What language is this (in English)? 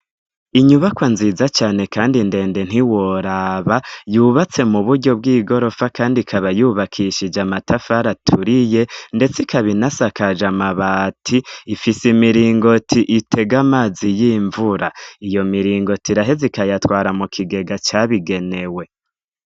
Rundi